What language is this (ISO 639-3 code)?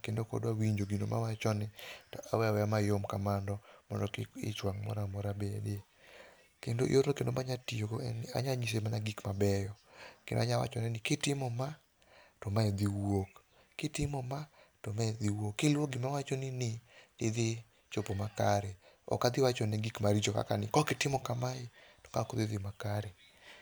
luo